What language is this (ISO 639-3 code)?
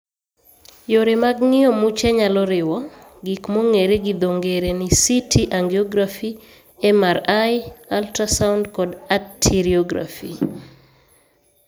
luo